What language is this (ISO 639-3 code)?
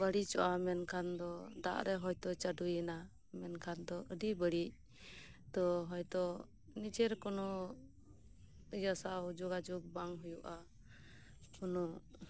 sat